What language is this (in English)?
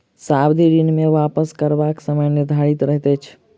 Maithili